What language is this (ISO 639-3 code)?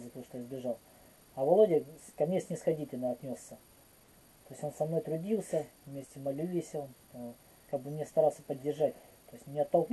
rus